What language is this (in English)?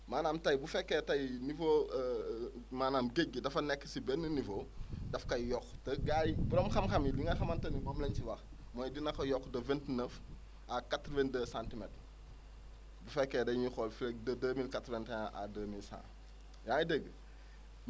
Wolof